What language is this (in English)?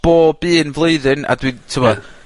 Welsh